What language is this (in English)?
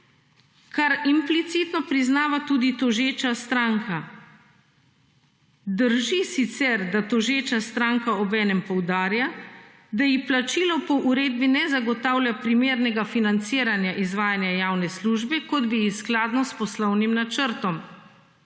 Slovenian